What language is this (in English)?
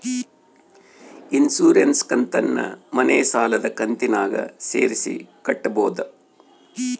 Kannada